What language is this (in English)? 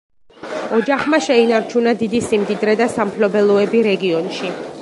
Georgian